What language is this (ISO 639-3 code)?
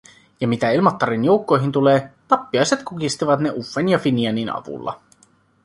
fin